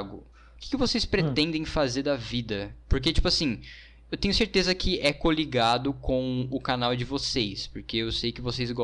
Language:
Portuguese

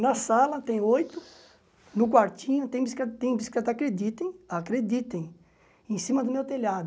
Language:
Portuguese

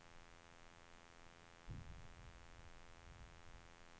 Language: Swedish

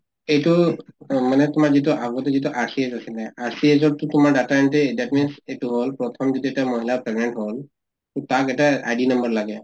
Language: Assamese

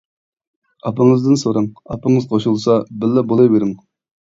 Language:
Uyghur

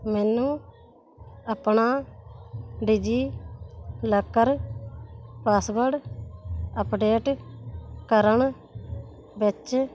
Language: Punjabi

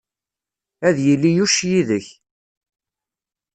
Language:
Kabyle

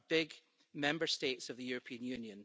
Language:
English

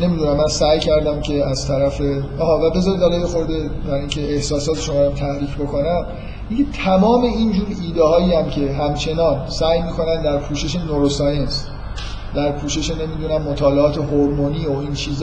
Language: Persian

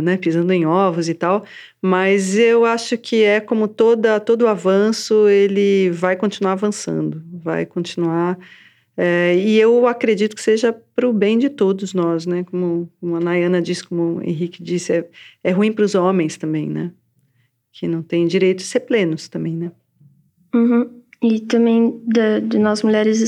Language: Portuguese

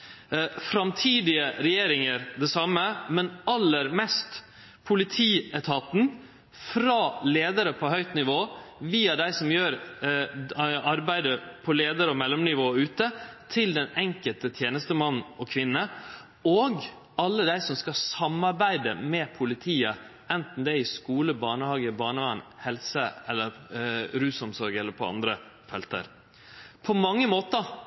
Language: Norwegian Nynorsk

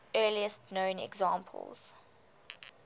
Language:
English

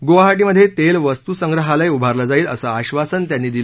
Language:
Marathi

